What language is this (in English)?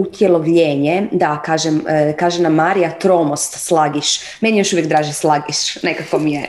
Croatian